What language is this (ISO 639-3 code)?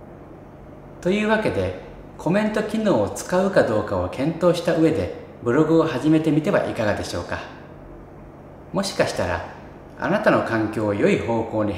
jpn